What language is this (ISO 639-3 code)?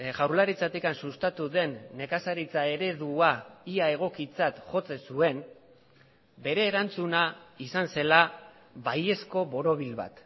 eus